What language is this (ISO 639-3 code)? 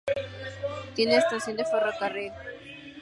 spa